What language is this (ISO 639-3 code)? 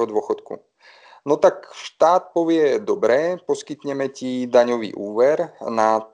slk